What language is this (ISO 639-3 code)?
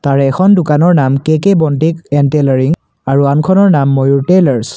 asm